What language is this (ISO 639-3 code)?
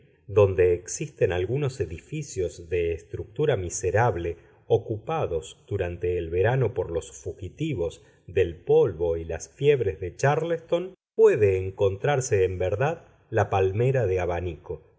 spa